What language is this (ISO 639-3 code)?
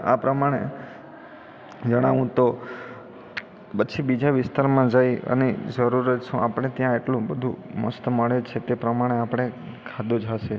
guj